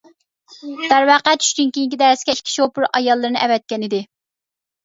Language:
Uyghur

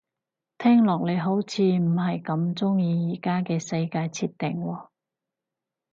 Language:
Cantonese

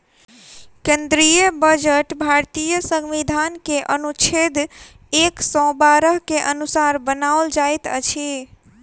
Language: Maithili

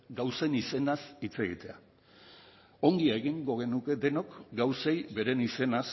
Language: Basque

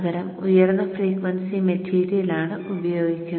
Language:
Malayalam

